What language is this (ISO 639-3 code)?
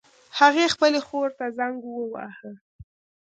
pus